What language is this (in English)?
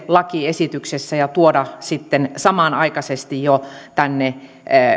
Finnish